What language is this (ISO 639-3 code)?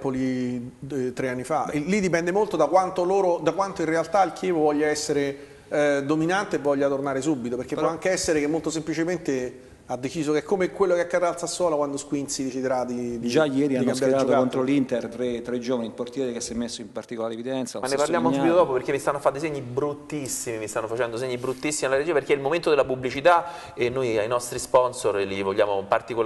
ita